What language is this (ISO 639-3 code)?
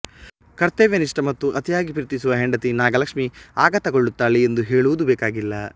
kan